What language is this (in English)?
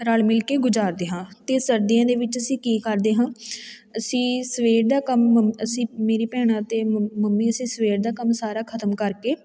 Punjabi